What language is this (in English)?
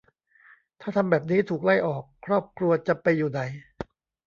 Thai